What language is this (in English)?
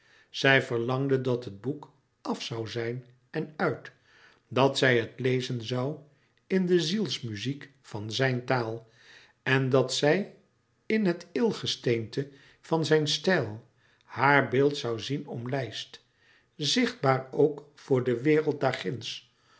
Dutch